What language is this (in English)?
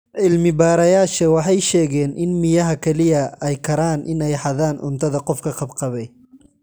Somali